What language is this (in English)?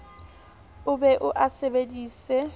Southern Sotho